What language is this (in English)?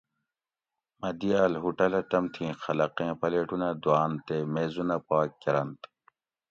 Gawri